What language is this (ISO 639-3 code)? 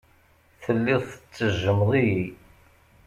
kab